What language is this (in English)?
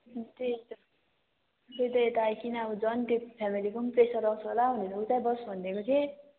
Nepali